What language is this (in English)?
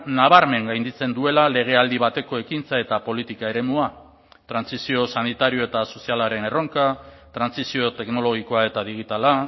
Basque